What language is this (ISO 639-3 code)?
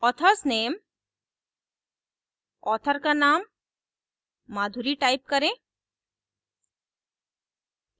hin